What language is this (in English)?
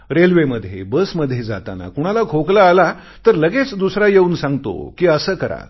Marathi